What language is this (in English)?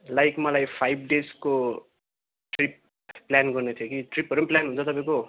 Nepali